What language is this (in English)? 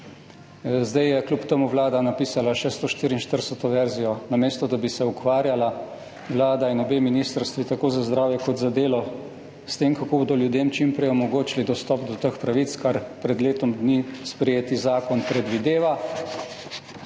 Slovenian